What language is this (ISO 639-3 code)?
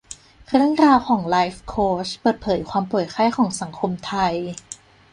tha